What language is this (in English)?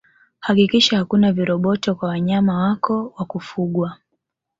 Swahili